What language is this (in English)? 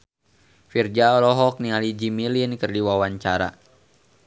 Sundanese